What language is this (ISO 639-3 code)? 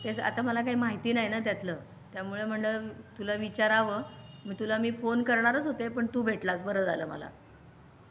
mar